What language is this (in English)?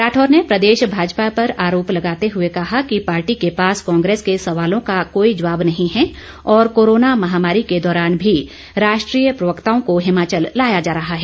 Hindi